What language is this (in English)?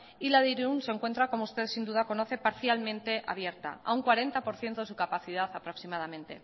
Spanish